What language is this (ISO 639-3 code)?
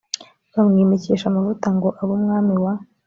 kin